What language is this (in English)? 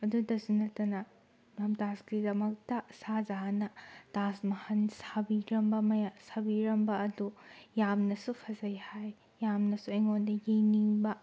Manipuri